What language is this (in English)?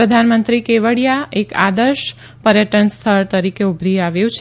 Gujarati